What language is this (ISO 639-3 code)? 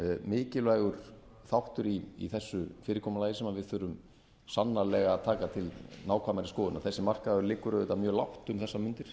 isl